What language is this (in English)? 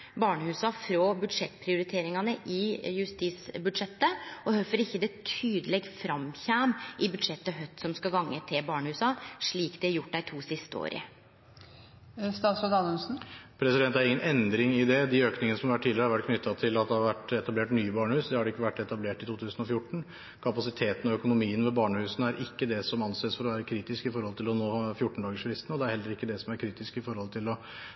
Norwegian